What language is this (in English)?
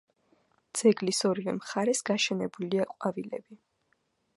Georgian